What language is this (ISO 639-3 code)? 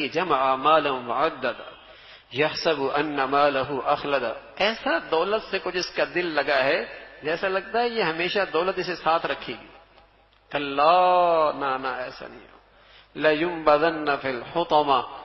hin